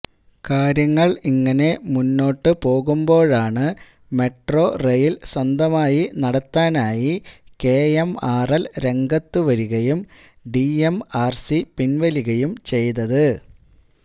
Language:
Malayalam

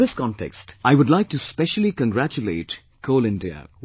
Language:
English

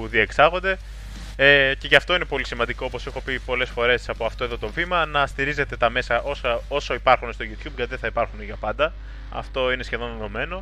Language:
Greek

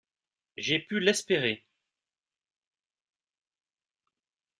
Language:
French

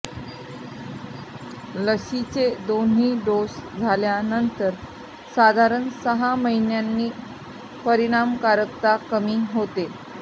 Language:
Marathi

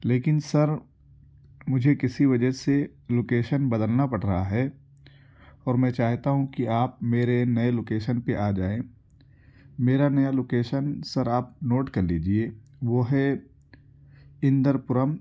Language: Urdu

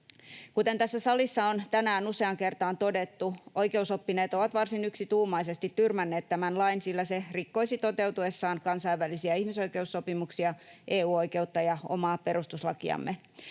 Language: Finnish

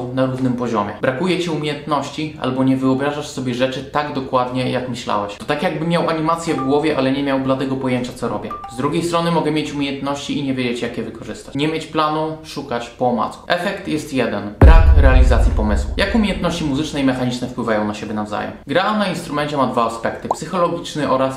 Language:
Polish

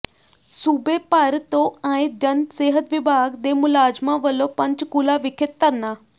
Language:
Punjabi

